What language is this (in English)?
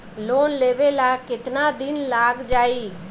Bhojpuri